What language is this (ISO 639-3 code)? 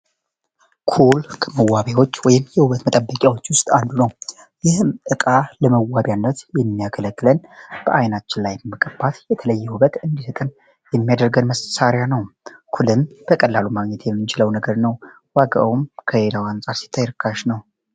amh